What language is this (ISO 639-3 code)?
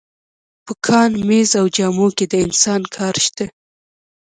pus